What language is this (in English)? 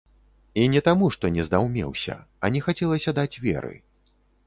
Belarusian